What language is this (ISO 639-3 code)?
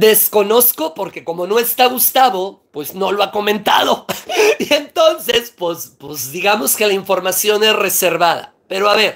spa